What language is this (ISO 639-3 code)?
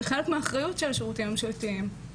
heb